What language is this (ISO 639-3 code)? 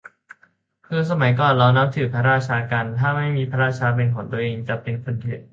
tha